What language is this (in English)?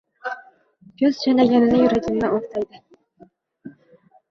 Uzbek